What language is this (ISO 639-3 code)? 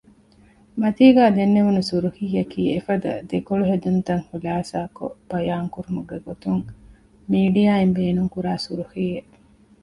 div